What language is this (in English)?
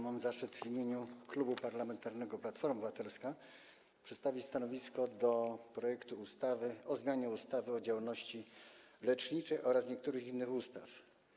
Polish